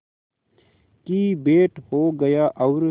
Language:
Hindi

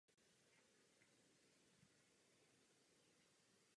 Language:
Czech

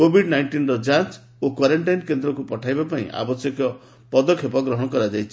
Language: Odia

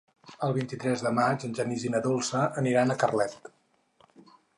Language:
Catalan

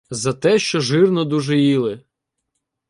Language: Ukrainian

